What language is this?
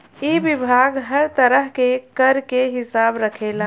Bhojpuri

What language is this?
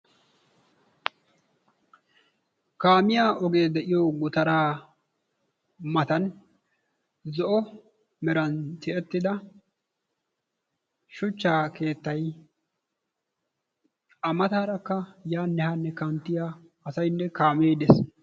Wolaytta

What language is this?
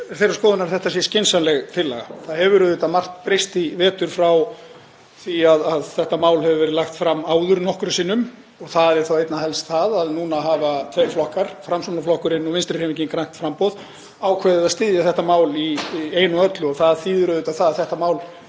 Icelandic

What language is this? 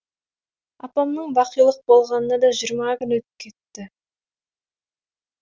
Kazakh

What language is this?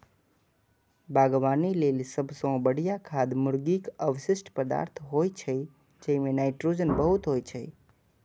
Maithili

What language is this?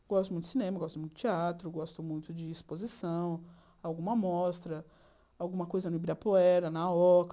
Portuguese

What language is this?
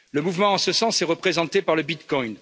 French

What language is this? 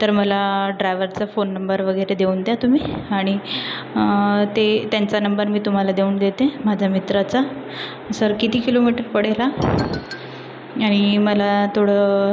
Marathi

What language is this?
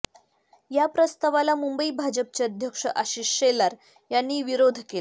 Marathi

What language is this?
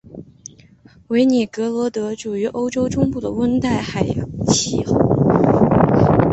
Chinese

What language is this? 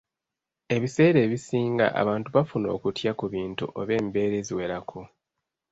Ganda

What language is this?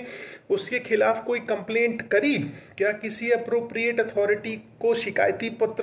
Hindi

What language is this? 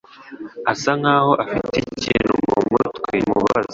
Kinyarwanda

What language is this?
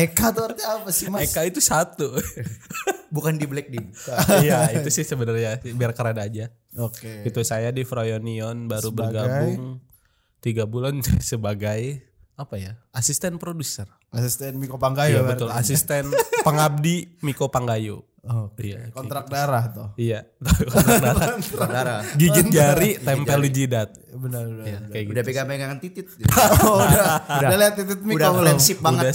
Indonesian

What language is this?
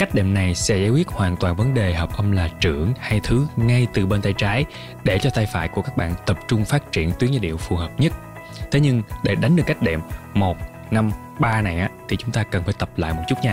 Vietnamese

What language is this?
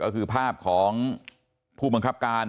Thai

